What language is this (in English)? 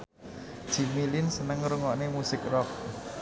Javanese